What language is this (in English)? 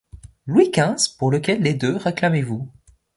French